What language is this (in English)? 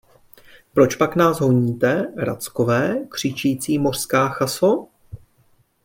Czech